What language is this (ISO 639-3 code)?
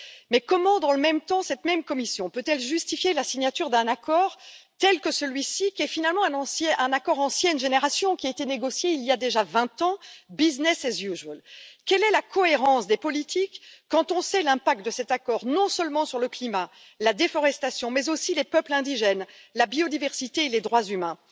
fra